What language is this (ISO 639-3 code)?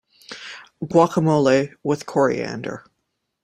eng